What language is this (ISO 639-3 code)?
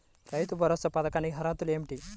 tel